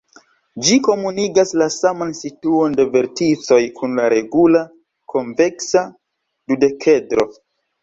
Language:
Esperanto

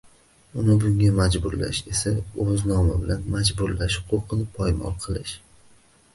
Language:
Uzbek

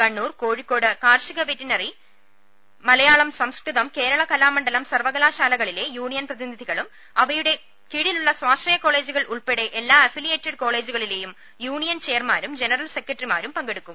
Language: Malayalam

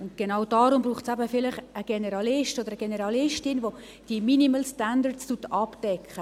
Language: Swiss German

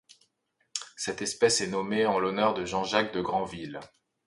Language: French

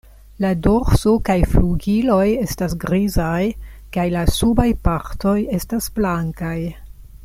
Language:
Esperanto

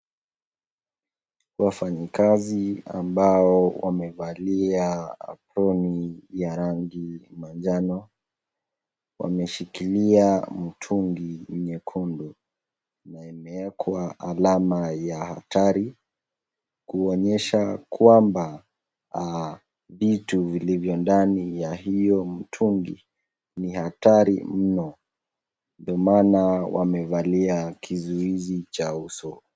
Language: Swahili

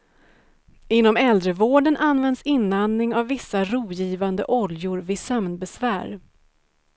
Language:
Swedish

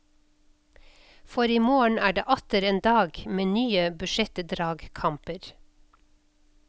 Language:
Norwegian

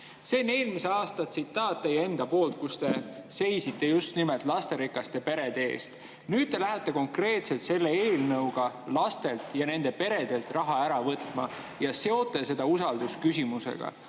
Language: Estonian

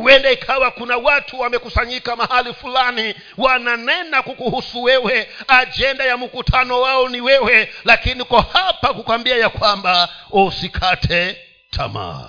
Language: Swahili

